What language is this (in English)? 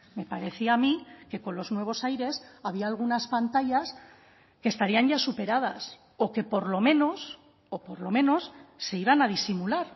Spanish